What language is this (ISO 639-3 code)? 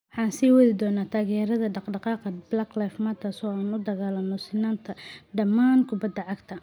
som